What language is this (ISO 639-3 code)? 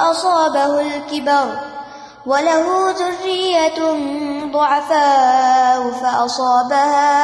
urd